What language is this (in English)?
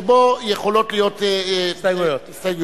Hebrew